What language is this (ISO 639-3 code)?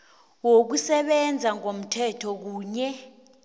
nbl